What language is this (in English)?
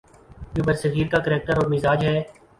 Urdu